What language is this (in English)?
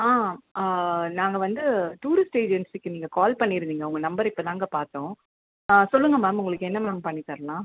Tamil